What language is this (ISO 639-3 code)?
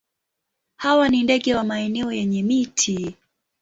swa